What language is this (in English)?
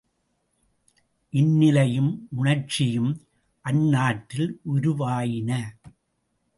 Tamil